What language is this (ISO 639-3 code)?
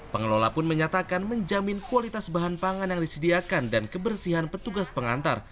ind